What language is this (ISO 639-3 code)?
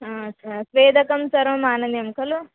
san